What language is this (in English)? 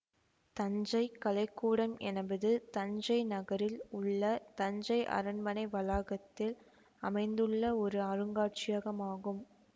Tamil